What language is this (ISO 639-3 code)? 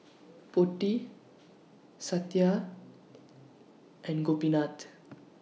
eng